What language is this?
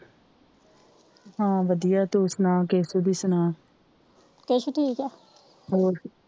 Punjabi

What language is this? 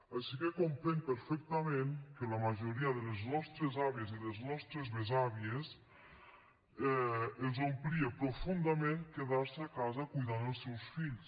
Catalan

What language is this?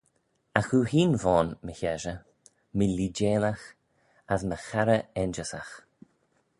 Manx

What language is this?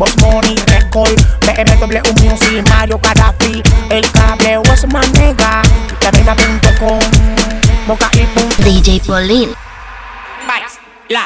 Spanish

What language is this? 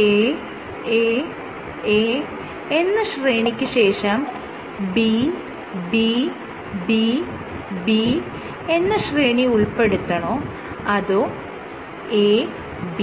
Malayalam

